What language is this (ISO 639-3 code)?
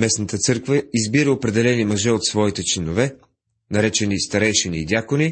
bul